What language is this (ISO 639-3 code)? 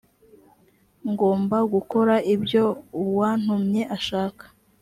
kin